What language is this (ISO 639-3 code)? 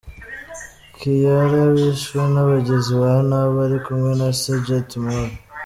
kin